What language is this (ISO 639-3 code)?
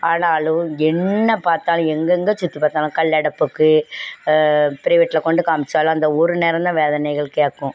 tam